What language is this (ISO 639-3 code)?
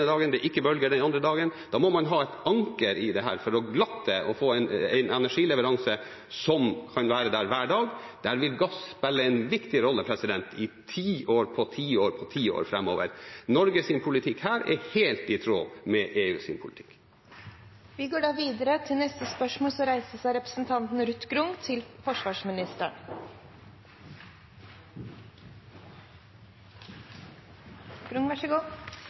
nor